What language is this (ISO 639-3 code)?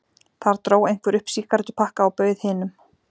isl